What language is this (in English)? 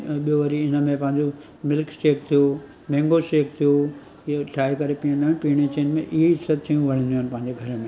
Sindhi